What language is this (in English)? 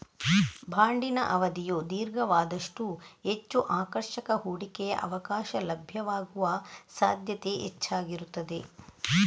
Kannada